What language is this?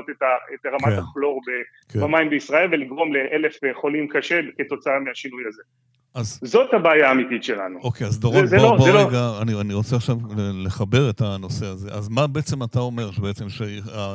Hebrew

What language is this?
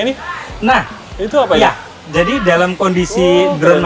Indonesian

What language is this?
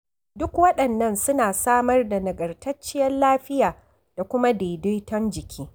Hausa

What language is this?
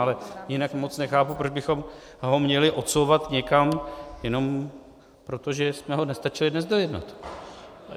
Czech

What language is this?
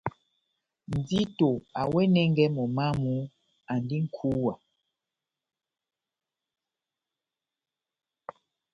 Batanga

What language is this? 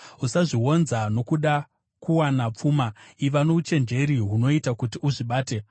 Shona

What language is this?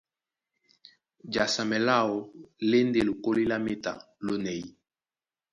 Duala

